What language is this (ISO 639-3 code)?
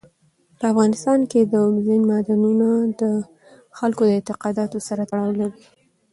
pus